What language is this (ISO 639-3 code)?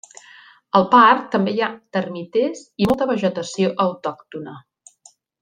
cat